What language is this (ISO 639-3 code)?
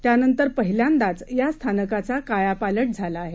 mar